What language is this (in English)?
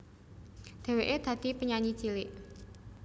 Javanese